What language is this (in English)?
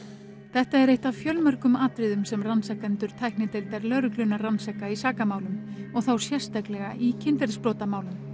Icelandic